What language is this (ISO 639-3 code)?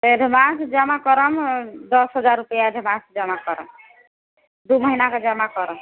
mai